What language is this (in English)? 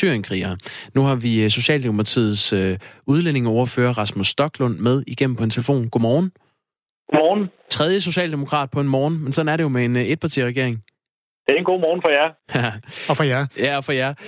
Danish